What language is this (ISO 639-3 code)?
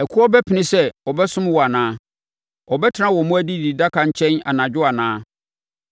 aka